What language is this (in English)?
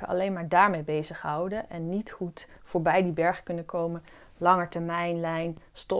Dutch